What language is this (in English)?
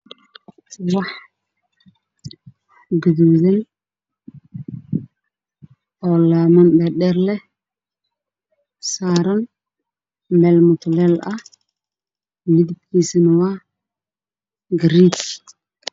Somali